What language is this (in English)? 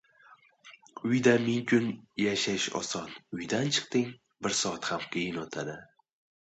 Uzbek